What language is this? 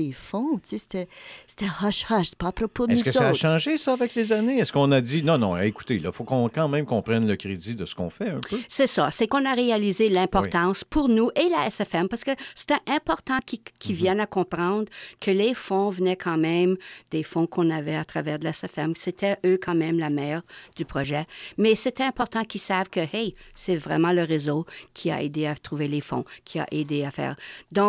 French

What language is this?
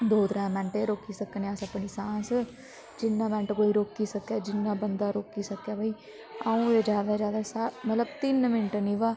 Dogri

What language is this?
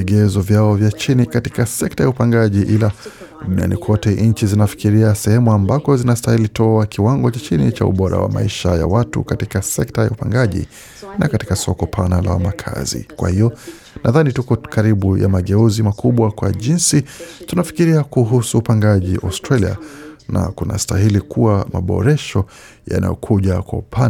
Swahili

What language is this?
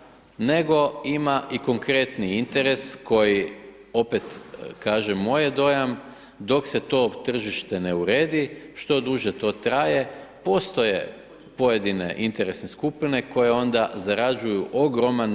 Croatian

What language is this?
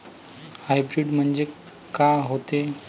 Marathi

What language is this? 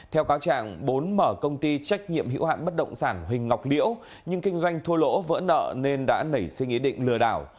Vietnamese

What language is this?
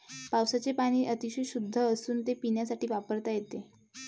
Marathi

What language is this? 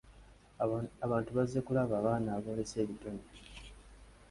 Ganda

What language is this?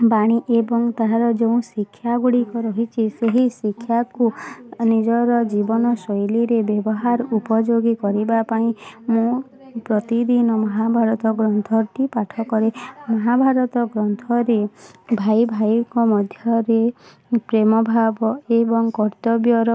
Odia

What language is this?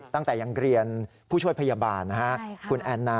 Thai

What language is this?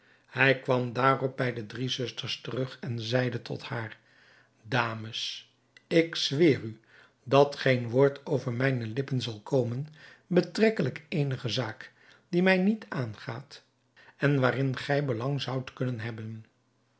Dutch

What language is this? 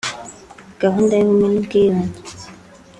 Kinyarwanda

